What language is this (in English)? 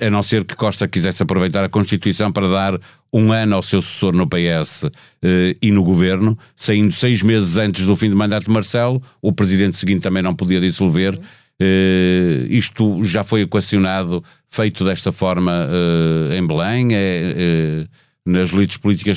Portuguese